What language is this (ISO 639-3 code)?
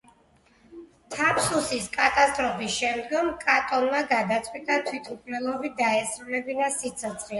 kat